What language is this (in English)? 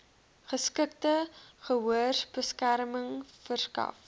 Afrikaans